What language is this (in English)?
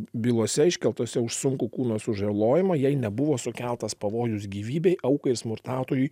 Lithuanian